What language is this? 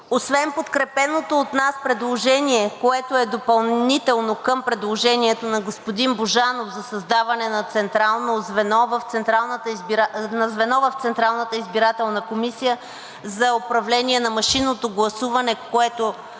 Bulgarian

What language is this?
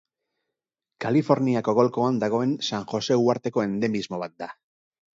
Basque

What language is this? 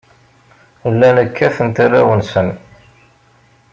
Kabyle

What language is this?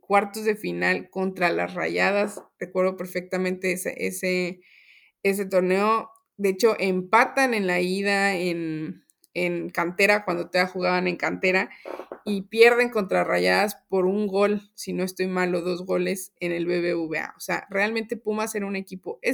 Spanish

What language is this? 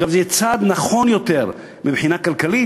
Hebrew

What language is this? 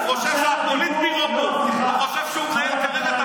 Hebrew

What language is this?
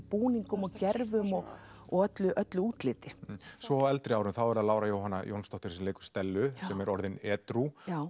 Icelandic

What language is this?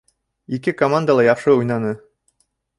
Bashkir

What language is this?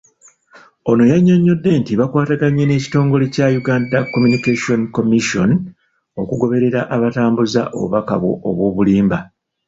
Ganda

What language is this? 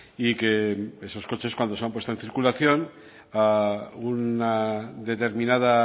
Spanish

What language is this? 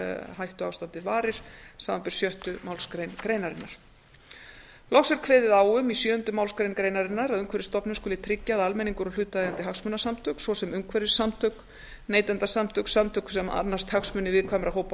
Icelandic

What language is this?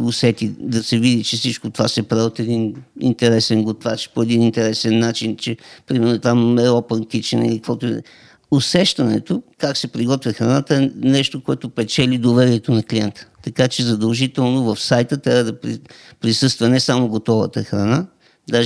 Bulgarian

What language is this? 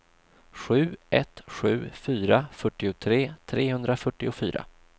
Swedish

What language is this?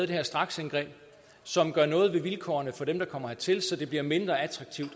Danish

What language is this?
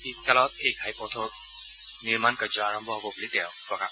Assamese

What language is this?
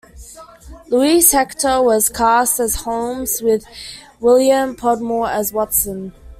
English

